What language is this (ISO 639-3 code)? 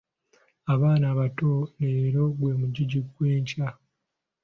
lug